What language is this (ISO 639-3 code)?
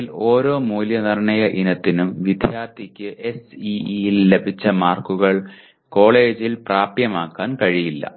mal